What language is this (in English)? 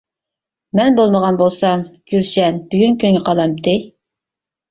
Uyghur